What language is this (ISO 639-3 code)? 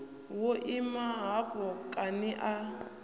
ven